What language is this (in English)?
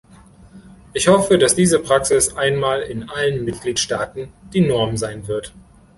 German